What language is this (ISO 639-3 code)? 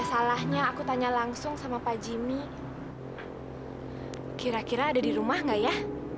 ind